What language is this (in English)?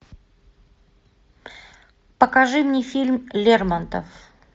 Russian